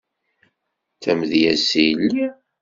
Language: Kabyle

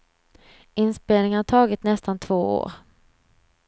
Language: Swedish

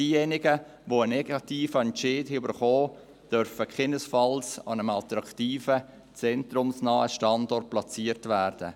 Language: Swiss German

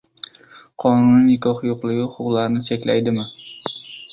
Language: Uzbek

